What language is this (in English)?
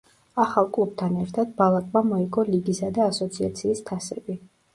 Georgian